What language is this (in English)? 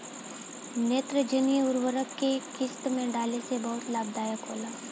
Bhojpuri